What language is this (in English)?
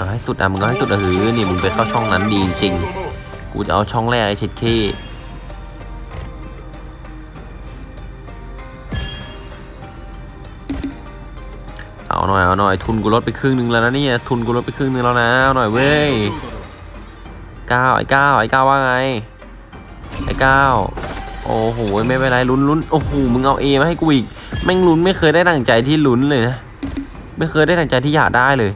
Thai